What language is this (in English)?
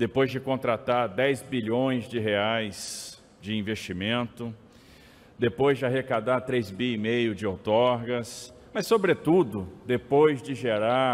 Portuguese